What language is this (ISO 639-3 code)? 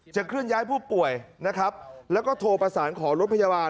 tha